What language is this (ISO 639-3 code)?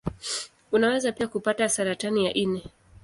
swa